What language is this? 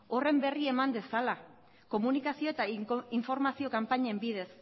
Basque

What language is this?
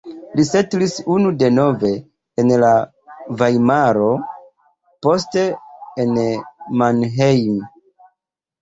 Esperanto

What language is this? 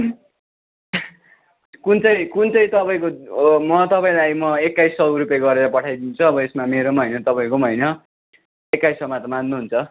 Nepali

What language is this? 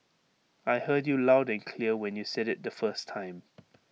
English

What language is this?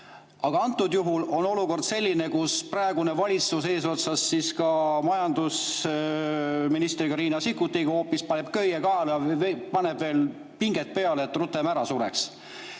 Estonian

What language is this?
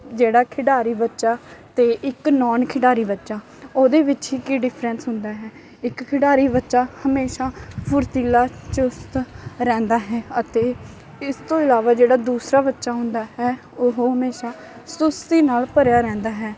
Punjabi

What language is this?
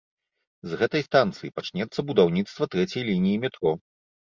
Belarusian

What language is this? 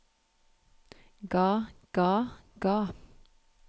Norwegian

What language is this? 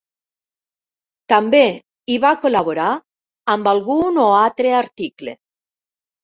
Catalan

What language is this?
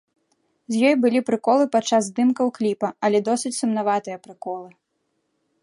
Belarusian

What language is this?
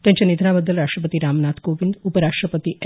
Marathi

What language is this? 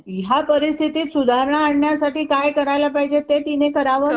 Marathi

